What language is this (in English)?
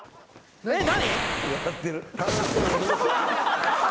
Japanese